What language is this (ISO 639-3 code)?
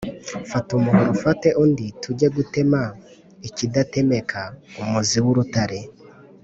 kin